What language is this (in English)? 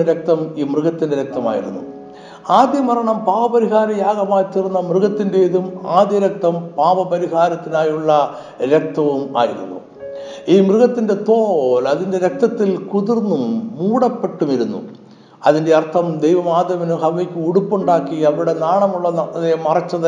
Malayalam